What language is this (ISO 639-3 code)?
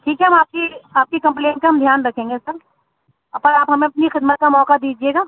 urd